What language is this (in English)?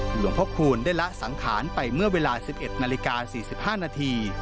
Thai